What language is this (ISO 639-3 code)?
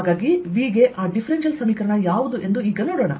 kan